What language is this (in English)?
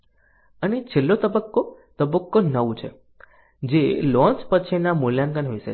Gujarati